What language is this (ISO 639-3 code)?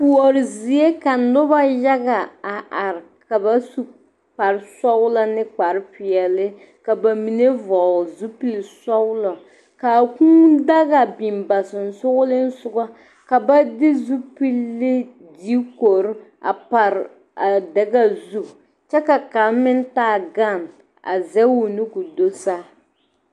dga